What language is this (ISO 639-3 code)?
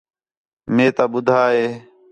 xhe